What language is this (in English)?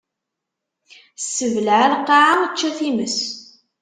Kabyle